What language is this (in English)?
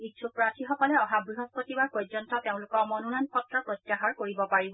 Assamese